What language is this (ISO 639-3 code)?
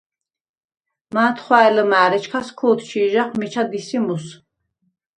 sva